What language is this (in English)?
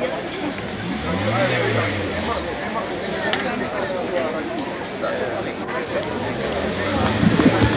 Romanian